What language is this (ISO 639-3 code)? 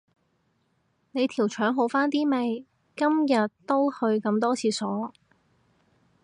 yue